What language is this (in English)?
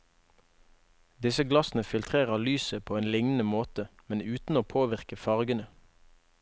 Norwegian